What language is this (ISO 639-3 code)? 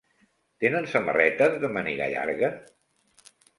cat